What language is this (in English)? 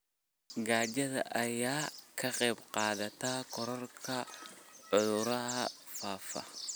Somali